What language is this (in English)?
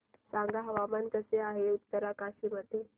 Marathi